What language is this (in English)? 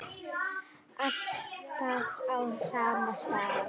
Icelandic